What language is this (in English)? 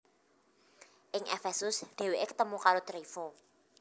Javanese